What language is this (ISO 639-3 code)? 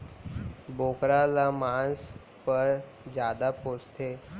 hne